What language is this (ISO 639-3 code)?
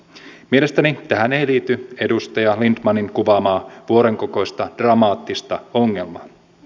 fin